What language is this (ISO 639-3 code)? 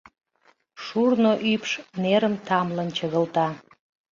chm